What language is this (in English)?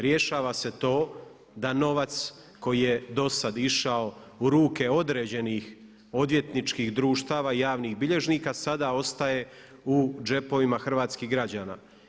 Croatian